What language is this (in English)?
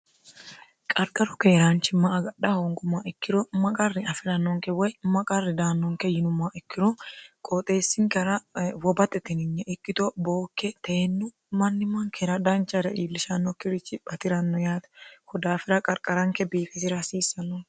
Sidamo